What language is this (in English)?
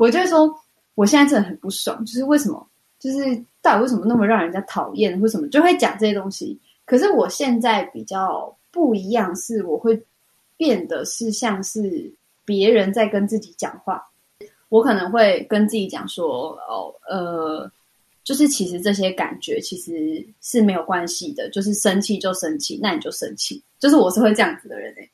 Chinese